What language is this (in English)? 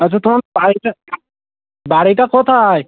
Bangla